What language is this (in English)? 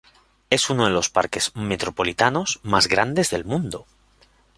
Spanish